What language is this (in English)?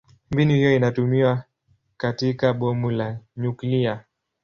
Swahili